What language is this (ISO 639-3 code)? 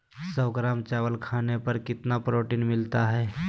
mag